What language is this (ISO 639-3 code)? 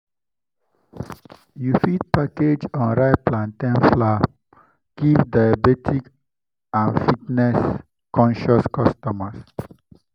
pcm